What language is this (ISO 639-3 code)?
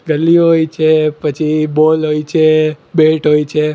guj